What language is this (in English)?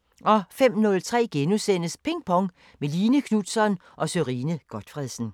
Danish